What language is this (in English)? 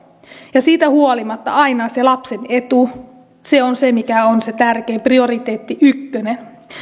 Finnish